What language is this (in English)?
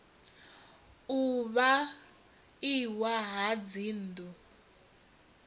Venda